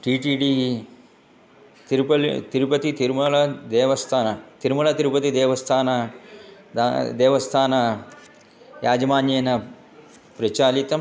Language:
Sanskrit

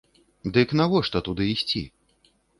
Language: Belarusian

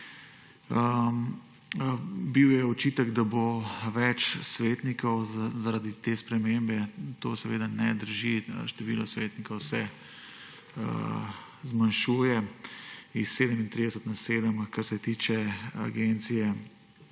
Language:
Slovenian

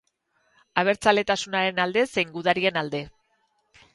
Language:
Basque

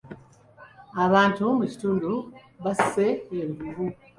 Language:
Ganda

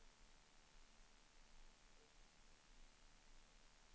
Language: Swedish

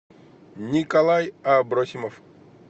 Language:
Russian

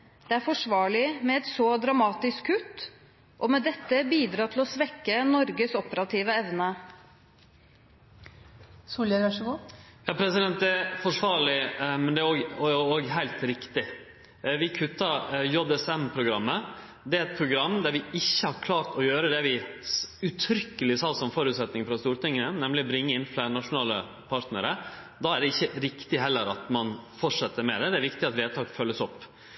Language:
Norwegian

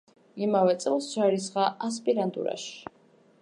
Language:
Georgian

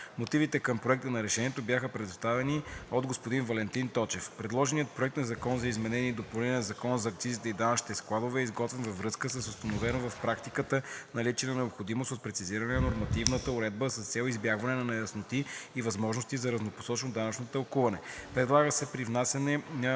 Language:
Bulgarian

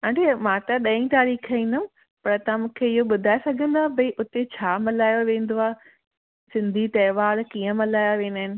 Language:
Sindhi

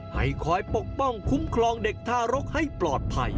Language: Thai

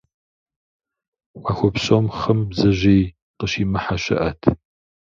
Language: Kabardian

